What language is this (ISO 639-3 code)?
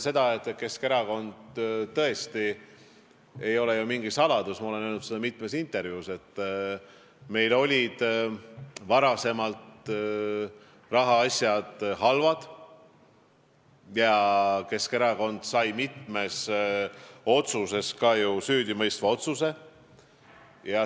est